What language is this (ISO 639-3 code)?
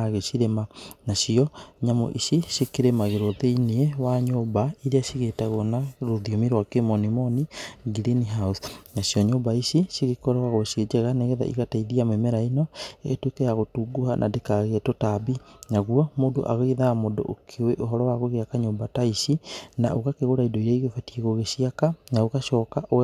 kik